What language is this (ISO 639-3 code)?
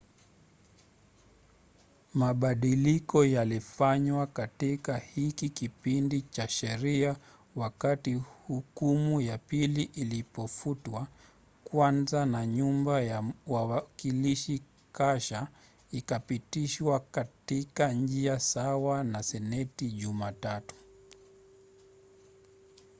swa